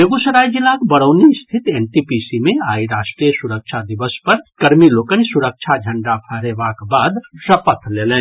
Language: Maithili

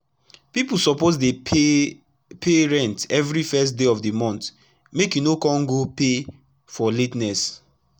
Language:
Nigerian Pidgin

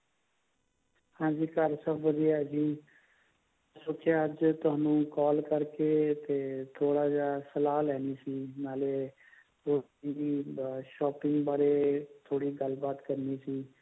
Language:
Punjabi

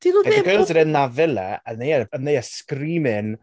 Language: Welsh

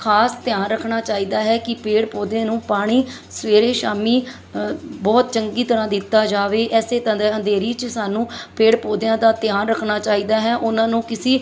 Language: Punjabi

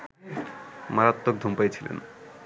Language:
Bangla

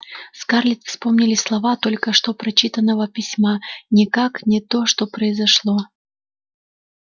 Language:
Russian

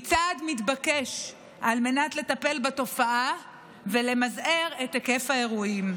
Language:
Hebrew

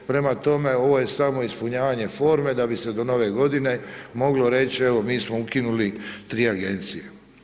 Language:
Croatian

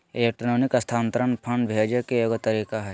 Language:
Magahi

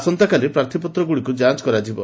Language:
Odia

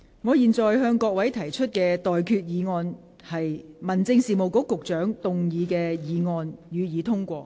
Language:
Cantonese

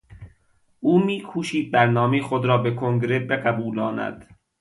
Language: Persian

